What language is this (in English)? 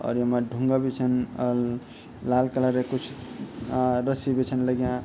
Garhwali